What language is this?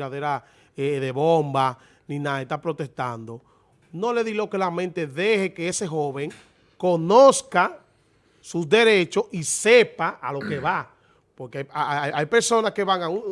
Spanish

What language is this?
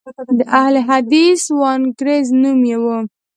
Pashto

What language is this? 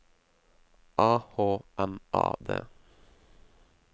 Norwegian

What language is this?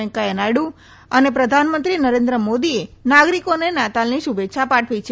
Gujarati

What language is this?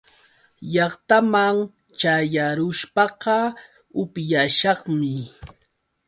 Yauyos Quechua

